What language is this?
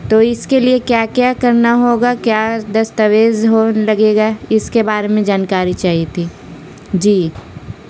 Urdu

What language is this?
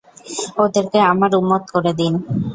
Bangla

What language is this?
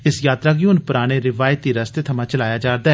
Dogri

